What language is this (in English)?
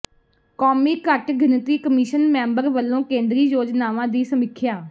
Punjabi